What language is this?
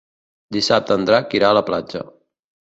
Catalan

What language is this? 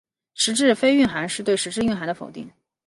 Chinese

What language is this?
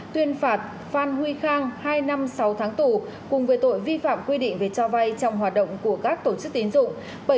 Vietnamese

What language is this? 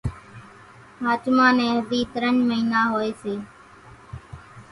Kachi Koli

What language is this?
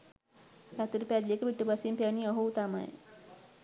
Sinhala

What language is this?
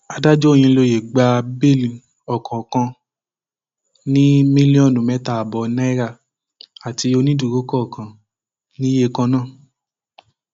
Yoruba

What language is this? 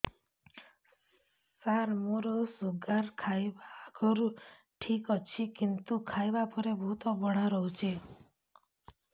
Odia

